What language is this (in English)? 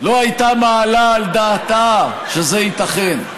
Hebrew